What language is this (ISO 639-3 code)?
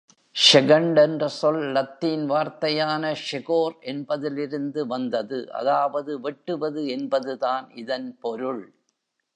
tam